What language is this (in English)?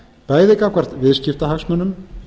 Icelandic